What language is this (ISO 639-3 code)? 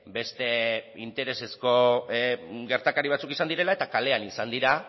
eus